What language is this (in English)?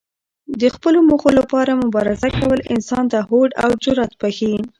Pashto